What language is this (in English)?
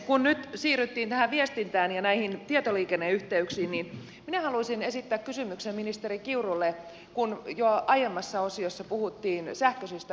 Finnish